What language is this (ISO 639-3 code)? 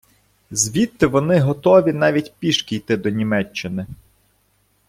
ukr